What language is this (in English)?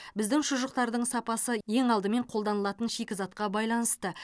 Kazakh